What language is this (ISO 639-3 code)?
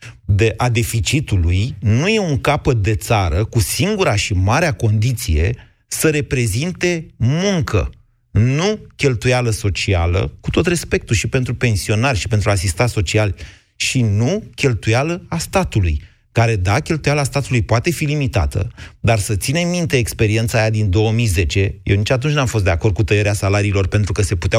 ron